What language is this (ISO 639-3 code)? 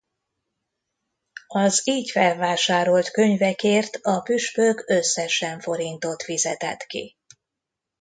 hun